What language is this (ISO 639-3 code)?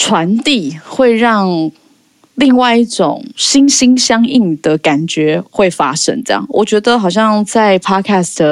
zho